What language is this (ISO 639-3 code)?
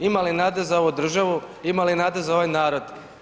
hrv